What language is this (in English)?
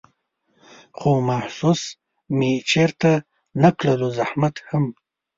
Pashto